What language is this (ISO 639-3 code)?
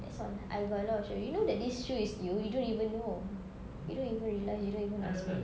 eng